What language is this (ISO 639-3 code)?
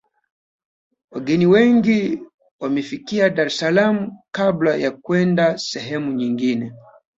swa